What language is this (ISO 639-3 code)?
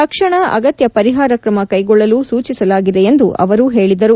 kan